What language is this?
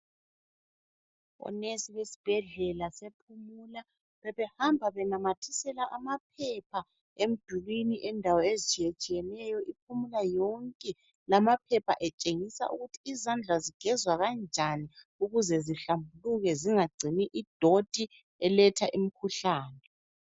North Ndebele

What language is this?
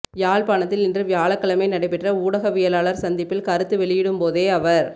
Tamil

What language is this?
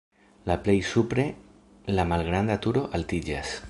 Esperanto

